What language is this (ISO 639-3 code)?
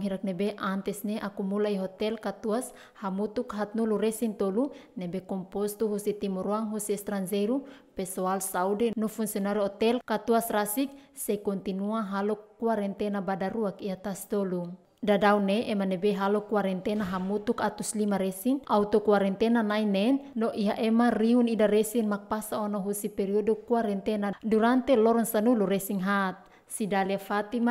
por